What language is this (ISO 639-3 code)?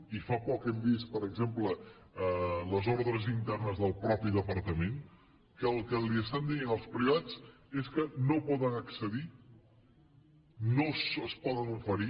cat